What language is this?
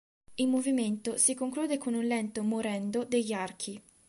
Italian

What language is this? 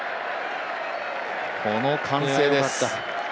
Japanese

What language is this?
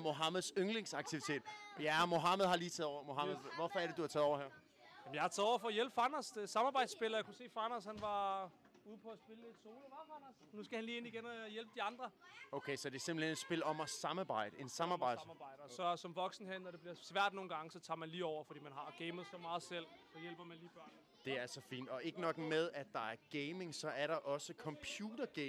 Danish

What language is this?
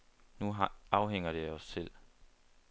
Danish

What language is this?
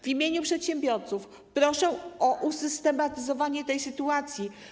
Polish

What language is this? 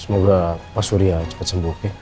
Indonesian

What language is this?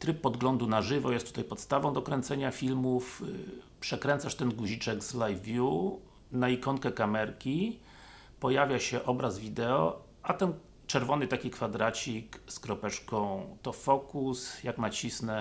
Polish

